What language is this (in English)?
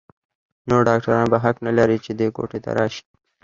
Pashto